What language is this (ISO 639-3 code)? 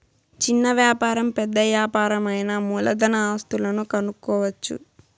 tel